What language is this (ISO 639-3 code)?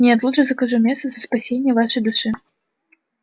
rus